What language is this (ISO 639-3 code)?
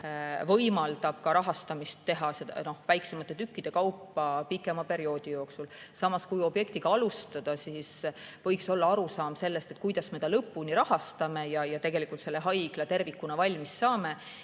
est